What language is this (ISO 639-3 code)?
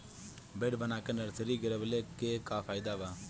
bho